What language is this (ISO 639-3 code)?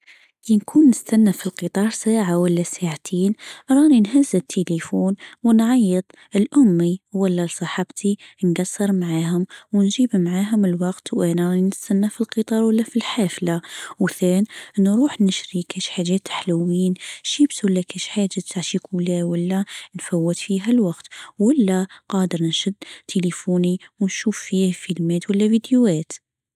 aeb